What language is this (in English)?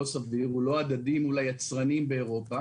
Hebrew